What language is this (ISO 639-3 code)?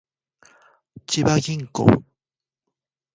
jpn